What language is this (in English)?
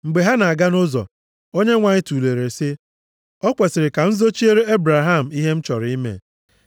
Igbo